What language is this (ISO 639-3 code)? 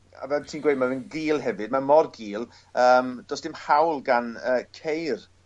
cym